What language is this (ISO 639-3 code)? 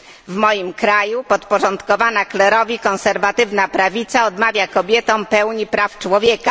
pol